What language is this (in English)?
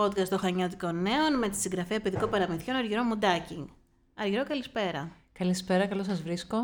Greek